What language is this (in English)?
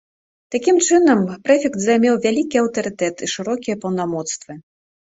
Belarusian